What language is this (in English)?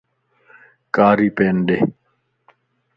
Lasi